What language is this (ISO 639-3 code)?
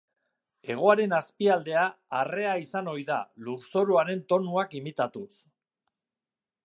eus